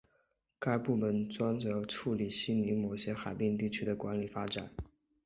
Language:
Chinese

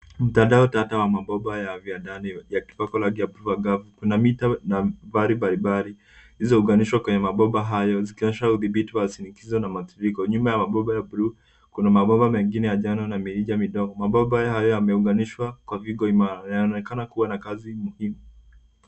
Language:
Swahili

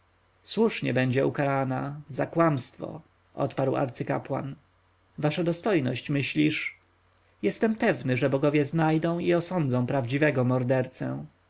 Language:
Polish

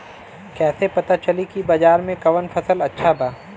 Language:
Bhojpuri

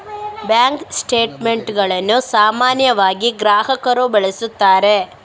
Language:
Kannada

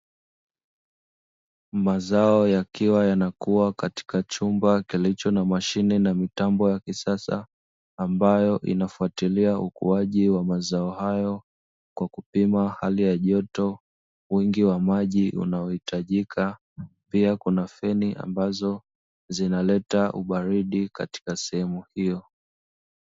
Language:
Swahili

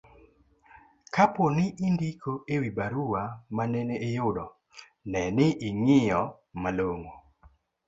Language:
Luo (Kenya and Tanzania)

